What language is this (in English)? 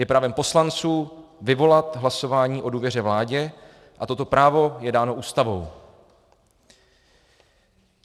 Czech